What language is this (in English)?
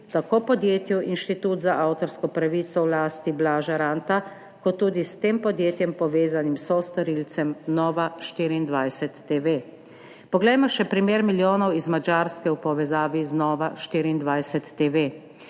Slovenian